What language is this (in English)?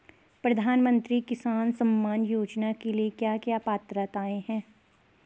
Hindi